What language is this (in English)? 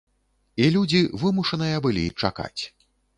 Belarusian